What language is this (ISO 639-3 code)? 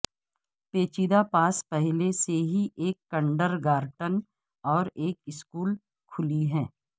urd